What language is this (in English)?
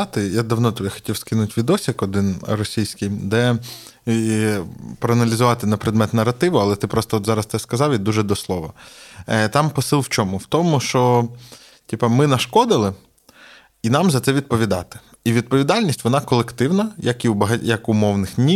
Ukrainian